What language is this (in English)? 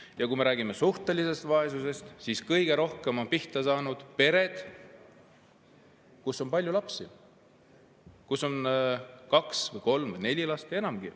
Estonian